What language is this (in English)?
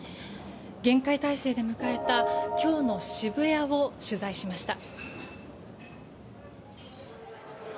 Japanese